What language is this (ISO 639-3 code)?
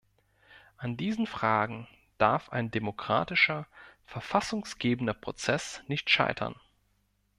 deu